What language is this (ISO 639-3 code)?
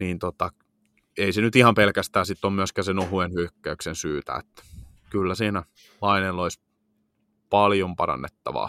fin